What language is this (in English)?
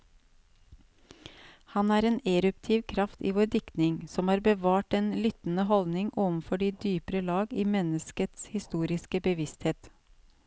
Norwegian